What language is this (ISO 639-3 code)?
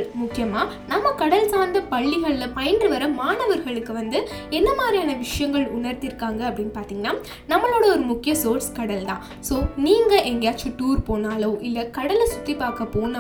tam